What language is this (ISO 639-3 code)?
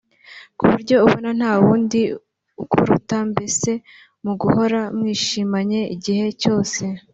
kin